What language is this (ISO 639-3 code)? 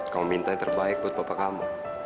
ind